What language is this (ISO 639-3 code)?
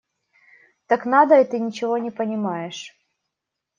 rus